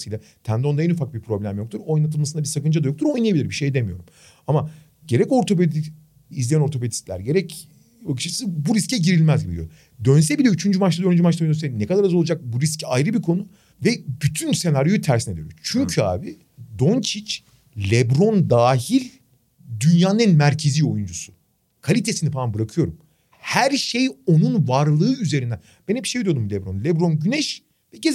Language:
Turkish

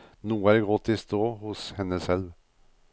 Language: Norwegian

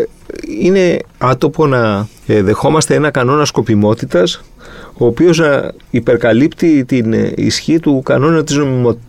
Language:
Greek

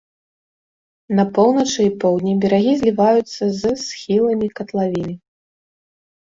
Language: Belarusian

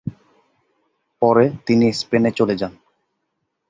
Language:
Bangla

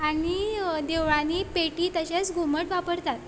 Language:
Konkani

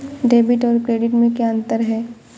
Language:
Hindi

